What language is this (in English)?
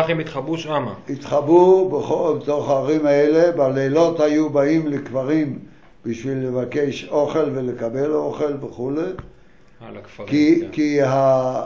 Hebrew